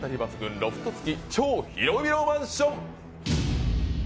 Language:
Japanese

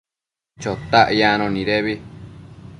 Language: Matsés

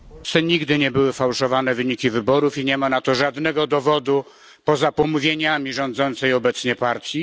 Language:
Polish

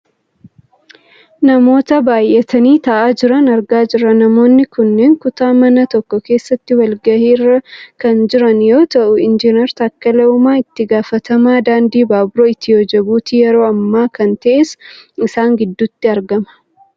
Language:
Oromo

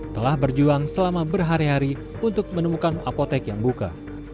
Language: Indonesian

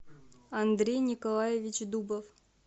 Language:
Russian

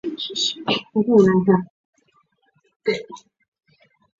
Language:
Chinese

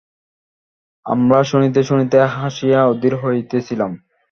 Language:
Bangla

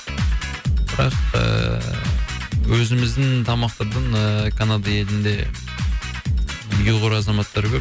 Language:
Kazakh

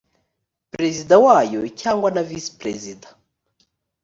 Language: Kinyarwanda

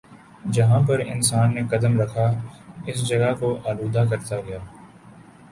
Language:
Urdu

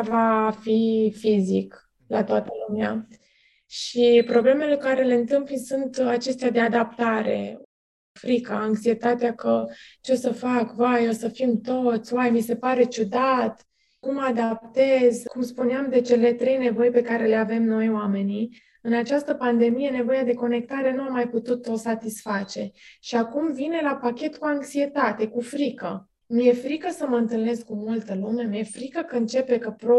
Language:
Romanian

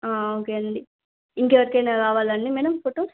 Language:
Telugu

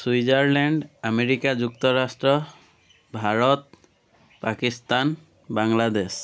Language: Assamese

